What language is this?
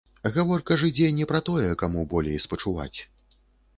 Belarusian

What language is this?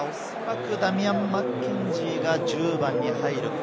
Japanese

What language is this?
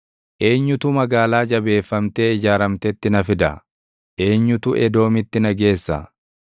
Oromo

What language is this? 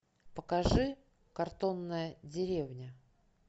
Russian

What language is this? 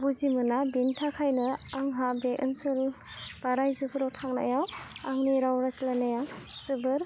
Bodo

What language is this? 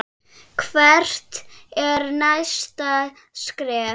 Icelandic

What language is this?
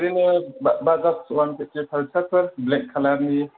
Bodo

